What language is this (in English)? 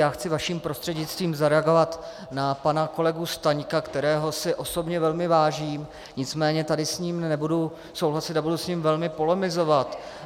Czech